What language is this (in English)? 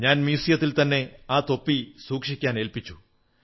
Malayalam